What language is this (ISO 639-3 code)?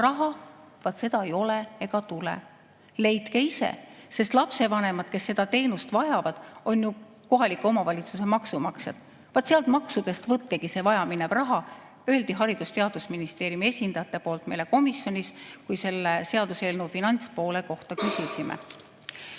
est